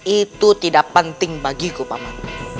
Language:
Indonesian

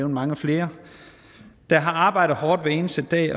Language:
Danish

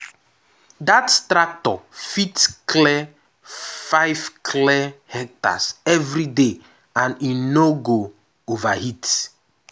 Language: Nigerian Pidgin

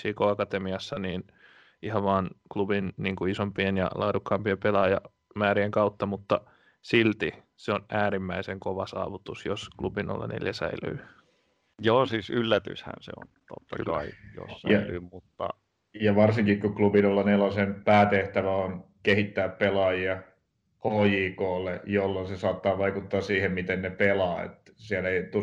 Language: Finnish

